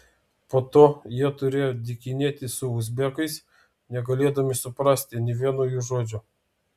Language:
Lithuanian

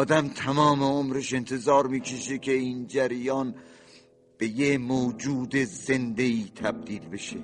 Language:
Persian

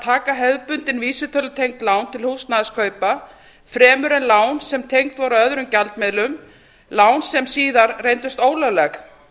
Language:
Icelandic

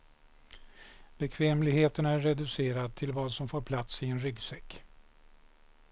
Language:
Swedish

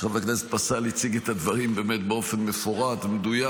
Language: Hebrew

